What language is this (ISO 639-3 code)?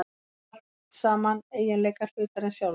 isl